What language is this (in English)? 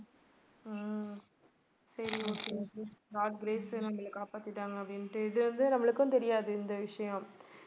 Tamil